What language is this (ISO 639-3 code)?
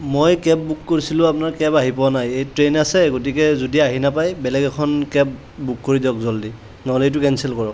asm